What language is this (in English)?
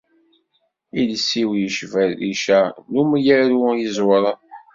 Kabyle